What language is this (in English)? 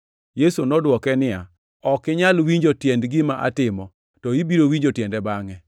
Luo (Kenya and Tanzania)